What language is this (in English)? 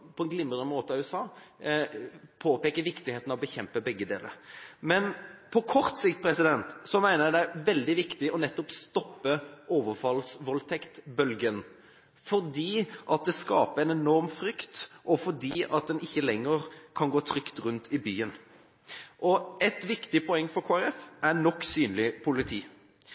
Norwegian Bokmål